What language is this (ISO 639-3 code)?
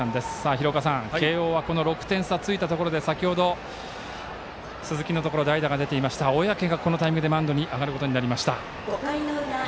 jpn